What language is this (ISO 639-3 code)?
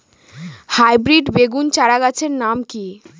ben